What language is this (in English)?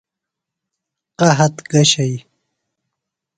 Phalura